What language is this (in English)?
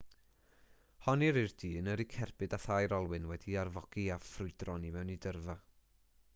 Welsh